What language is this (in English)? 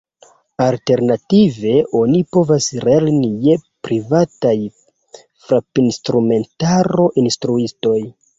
Esperanto